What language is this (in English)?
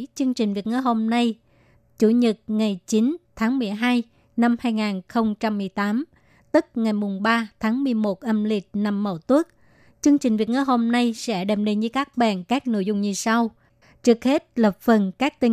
Vietnamese